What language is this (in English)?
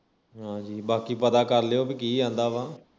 Punjabi